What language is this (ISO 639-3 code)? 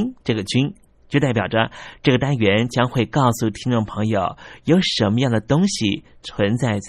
zho